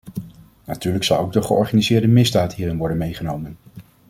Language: Dutch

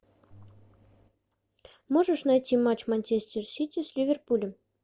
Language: Russian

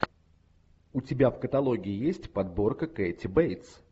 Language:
Russian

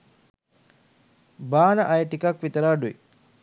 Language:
Sinhala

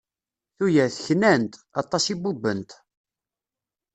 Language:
Kabyle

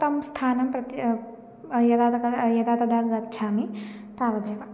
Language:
Sanskrit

